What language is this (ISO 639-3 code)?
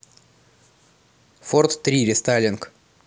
rus